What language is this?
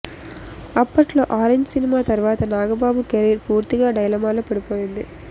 Telugu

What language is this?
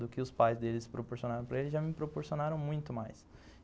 Portuguese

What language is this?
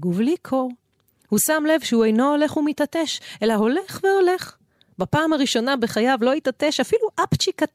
Hebrew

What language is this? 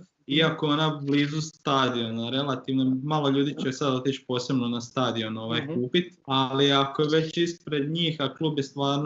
Croatian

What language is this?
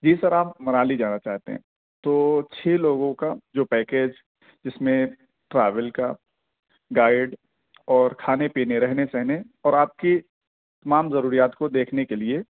Urdu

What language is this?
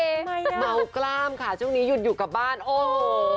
Thai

